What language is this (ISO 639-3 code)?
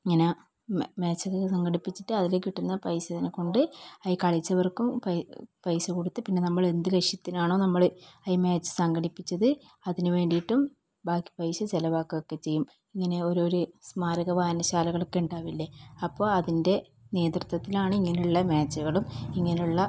mal